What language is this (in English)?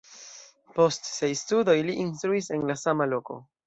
Esperanto